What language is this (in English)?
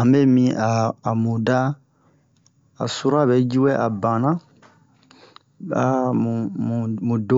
Bomu